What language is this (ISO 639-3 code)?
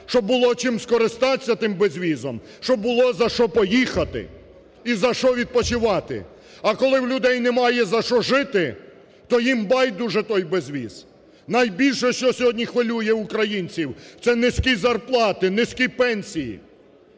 ukr